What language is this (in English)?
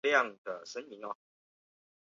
Chinese